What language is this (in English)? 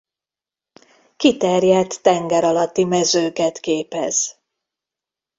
Hungarian